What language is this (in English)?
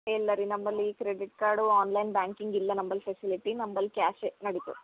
Kannada